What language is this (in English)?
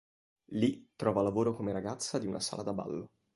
Italian